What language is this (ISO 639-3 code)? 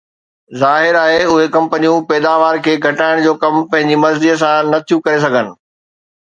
snd